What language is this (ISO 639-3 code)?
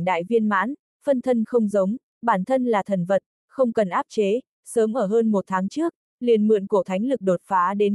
vie